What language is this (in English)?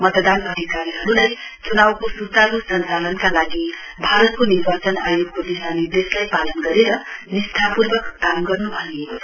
Nepali